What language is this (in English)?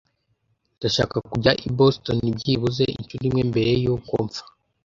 Kinyarwanda